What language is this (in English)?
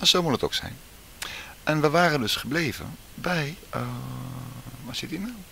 Dutch